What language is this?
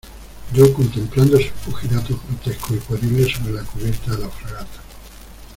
Spanish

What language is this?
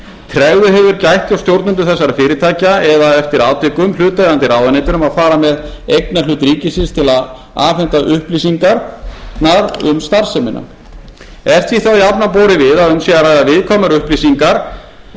Icelandic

